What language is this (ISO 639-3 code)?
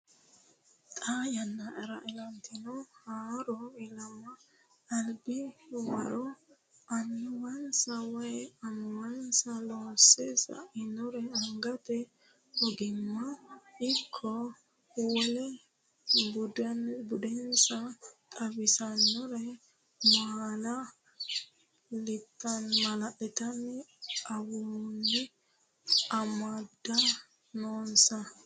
sid